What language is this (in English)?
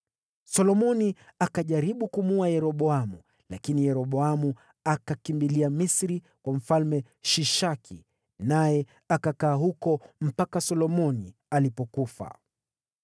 Swahili